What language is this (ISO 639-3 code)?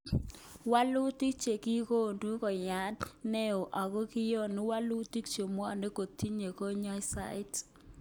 kln